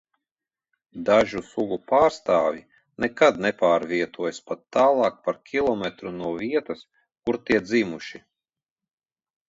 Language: Latvian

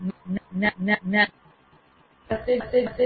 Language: Gujarati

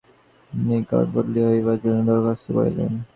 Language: Bangla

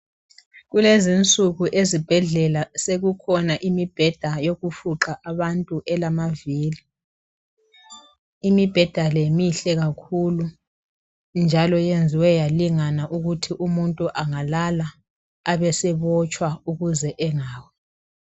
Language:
North Ndebele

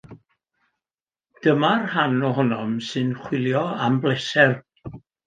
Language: Welsh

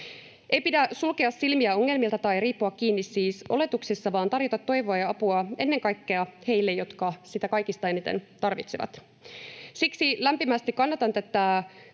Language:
Finnish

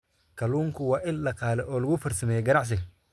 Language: Somali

